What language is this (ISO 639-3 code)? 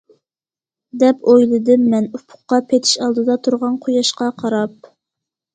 uig